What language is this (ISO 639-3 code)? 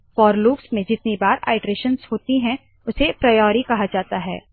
hin